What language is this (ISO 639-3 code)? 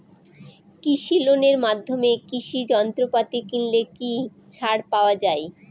ben